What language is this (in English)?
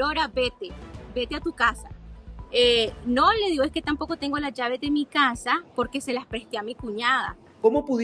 Spanish